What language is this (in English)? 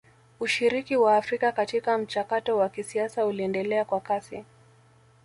Swahili